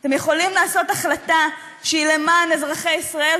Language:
Hebrew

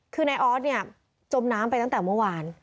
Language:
Thai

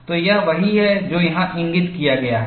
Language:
Hindi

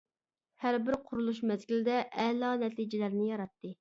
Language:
Uyghur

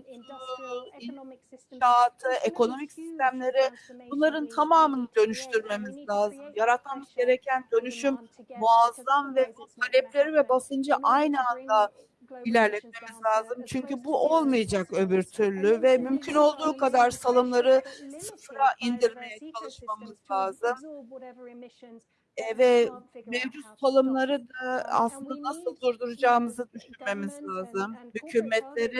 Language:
Turkish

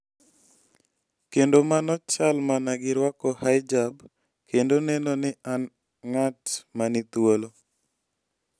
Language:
Luo (Kenya and Tanzania)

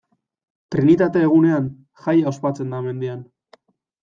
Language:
Basque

